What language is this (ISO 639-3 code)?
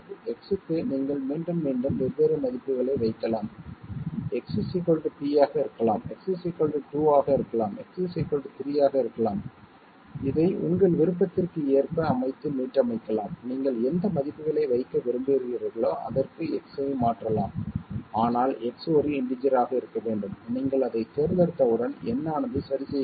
tam